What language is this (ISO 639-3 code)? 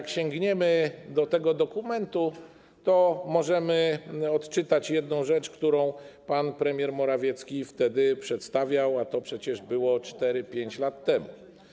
pol